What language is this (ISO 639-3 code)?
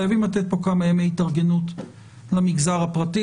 heb